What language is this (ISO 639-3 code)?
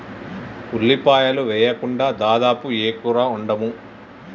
tel